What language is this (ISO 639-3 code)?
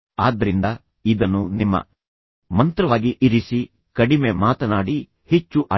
kan